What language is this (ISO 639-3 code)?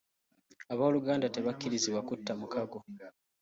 lug